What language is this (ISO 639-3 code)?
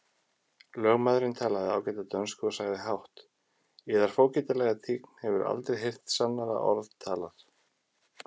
isl